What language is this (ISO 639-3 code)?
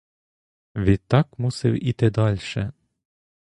ukr